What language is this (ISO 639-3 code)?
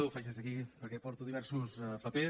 cat